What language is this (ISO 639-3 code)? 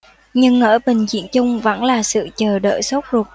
vie